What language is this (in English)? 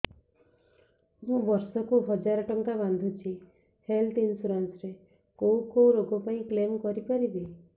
Odia